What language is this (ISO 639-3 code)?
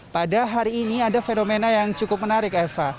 ind